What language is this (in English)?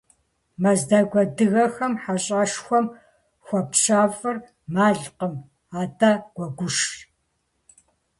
Kabardian